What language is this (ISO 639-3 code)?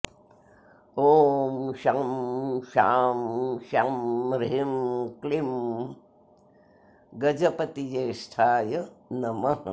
san